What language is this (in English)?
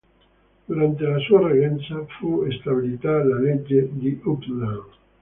Italian